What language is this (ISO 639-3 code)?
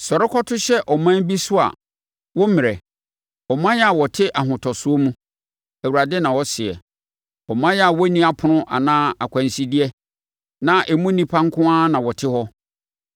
aka